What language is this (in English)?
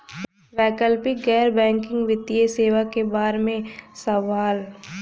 Bhojpuri